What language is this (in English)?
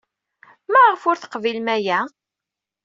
Kabyle